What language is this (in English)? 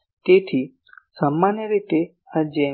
Gujarati